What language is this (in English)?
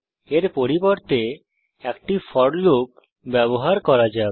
Bangla